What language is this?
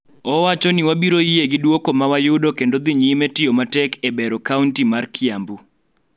Luo (Kenya and Tanzania)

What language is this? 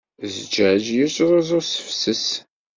Kabyle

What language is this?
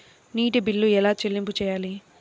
Telugu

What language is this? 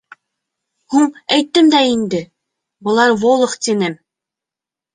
Bashkir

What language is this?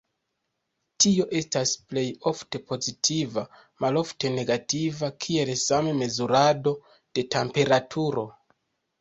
Esperanto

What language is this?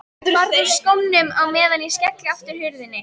Icelandic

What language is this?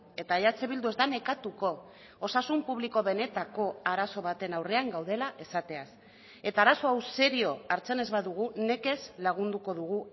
Basque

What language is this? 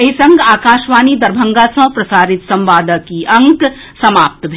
Maithili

